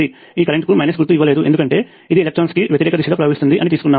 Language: Telugu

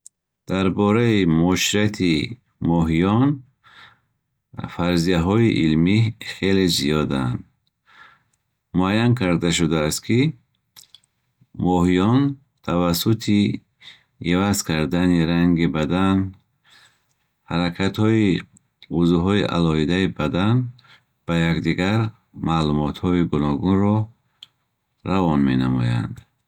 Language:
Bukharic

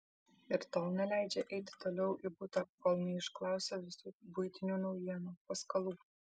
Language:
Lithuanian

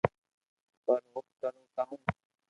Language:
Loarki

